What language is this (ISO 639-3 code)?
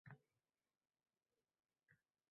uzb